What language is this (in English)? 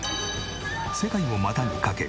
Japanese